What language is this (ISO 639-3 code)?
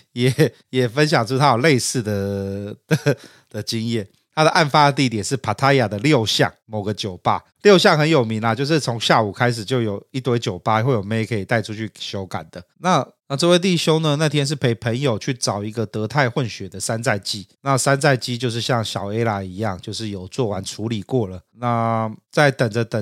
zho